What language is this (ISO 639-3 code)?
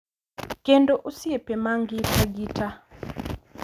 luo